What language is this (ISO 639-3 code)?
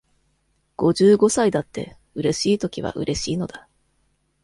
jpn